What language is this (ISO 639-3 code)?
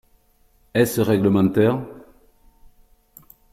fra